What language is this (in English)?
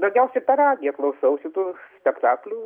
Lithuanian